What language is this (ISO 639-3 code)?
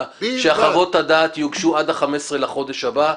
heb